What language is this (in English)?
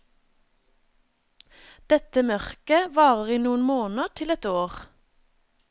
Norwegian